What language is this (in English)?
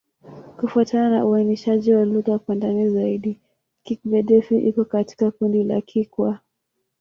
Swahili